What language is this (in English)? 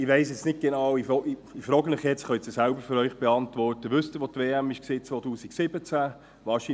Swiss German